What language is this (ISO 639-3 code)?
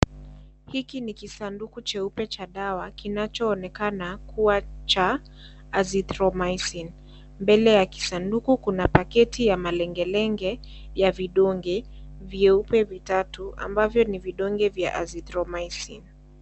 swa